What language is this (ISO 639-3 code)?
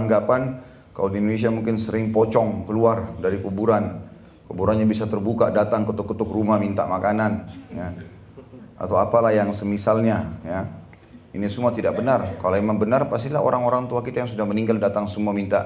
ind